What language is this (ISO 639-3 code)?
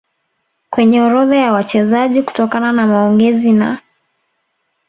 swa